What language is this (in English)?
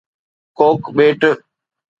Sindhi